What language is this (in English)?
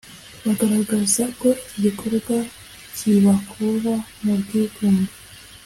Kinyarwanda